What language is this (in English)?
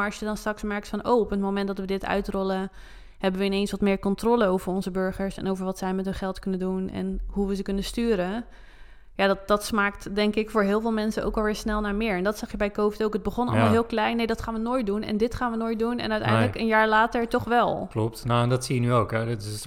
Dutch